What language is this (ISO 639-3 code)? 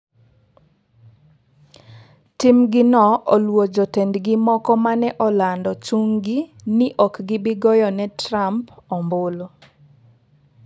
luo